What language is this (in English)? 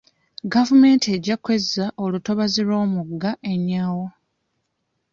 Ganda